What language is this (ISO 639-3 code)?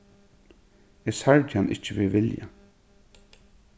fao